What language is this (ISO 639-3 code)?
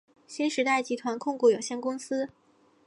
zho